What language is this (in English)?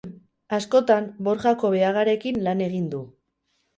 Basque